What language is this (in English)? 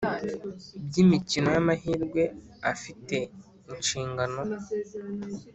Kinyarwanda